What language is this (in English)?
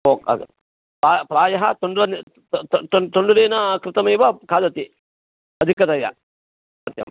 Sanskrit